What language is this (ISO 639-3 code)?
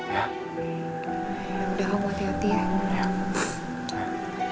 ind